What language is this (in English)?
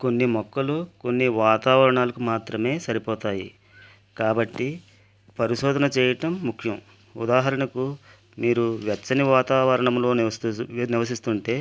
Telugu